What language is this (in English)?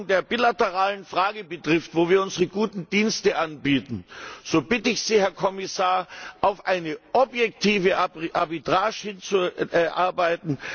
German